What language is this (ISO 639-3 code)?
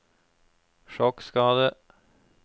nor